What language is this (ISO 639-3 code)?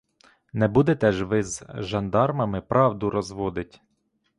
ukr